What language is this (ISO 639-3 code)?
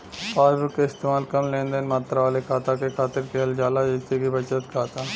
bho